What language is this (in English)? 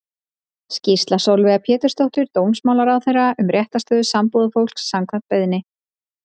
Icelandic